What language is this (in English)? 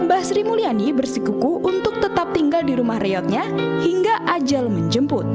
Indonesian